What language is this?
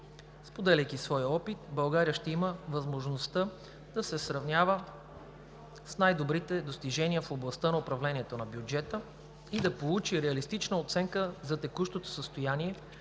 Bulgarian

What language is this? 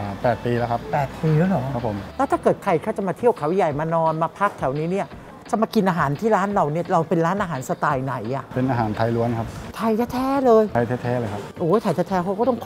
Thai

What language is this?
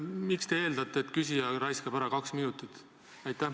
Estonian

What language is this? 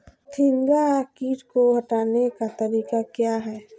Magahi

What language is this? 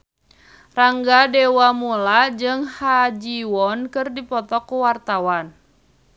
Sundanese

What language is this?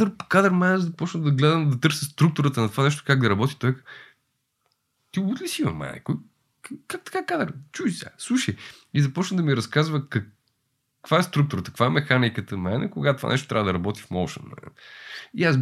Bulgarian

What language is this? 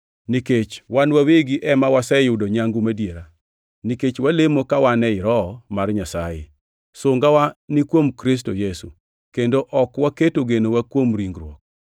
Luo (Kenya and Tanzania)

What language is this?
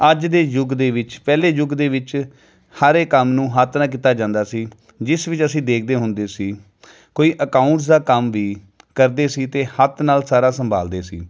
Punjabi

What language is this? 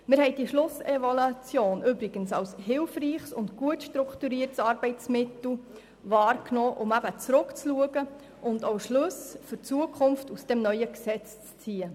Swiss German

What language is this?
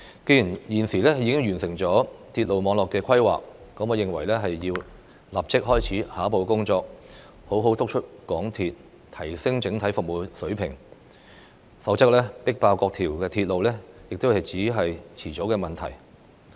Cantonese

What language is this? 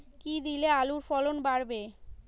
Bangla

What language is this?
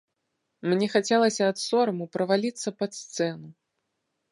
Belarusian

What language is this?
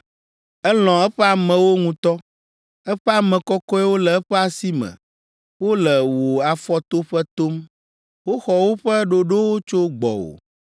Ewe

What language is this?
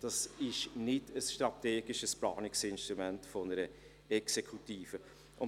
Swiss German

